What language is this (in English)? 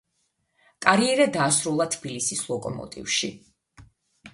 Georgian